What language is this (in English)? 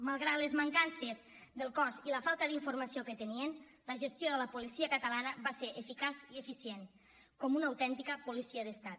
Catalan